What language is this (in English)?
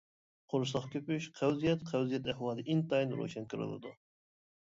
Uyghur